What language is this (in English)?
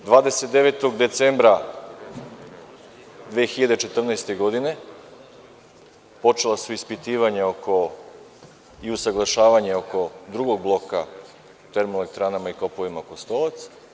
Serbian